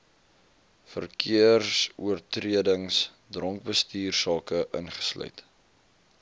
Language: Afrikaans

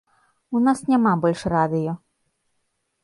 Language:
Belarusian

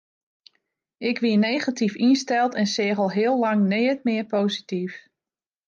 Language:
Western Frisian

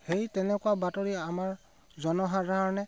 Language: Assamese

